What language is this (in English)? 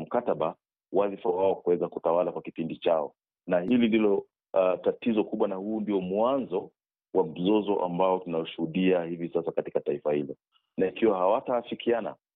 Swahili